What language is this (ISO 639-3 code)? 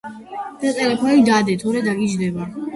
kat